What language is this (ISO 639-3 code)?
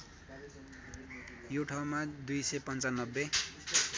nep